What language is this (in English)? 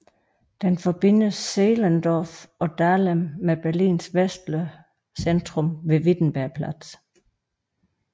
Danish